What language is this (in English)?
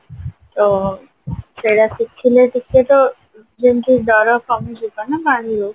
Odia